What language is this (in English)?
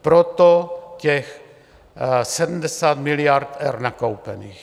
Czech